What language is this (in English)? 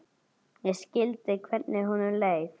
Icelandic